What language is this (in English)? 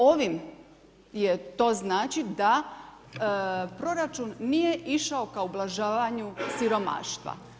Croatian